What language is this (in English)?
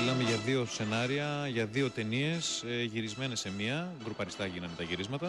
Greek